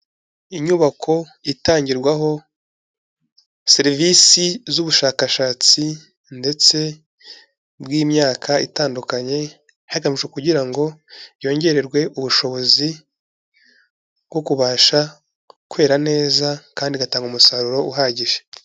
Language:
Kinyarwanda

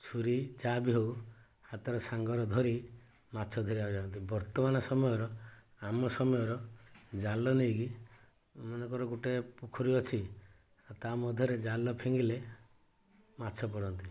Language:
Odia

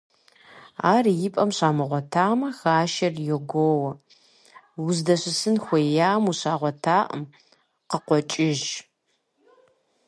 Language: Kabardian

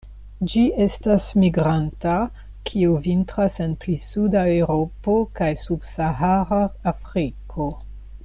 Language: Esperanto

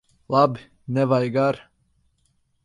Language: Latvian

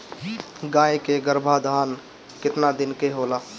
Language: Bhojpuri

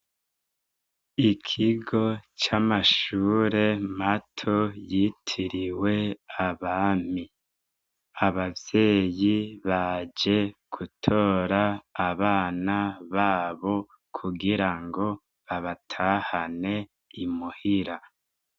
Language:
Rundi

